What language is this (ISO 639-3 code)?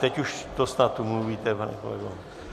ces